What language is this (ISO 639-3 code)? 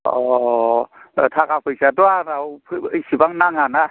brx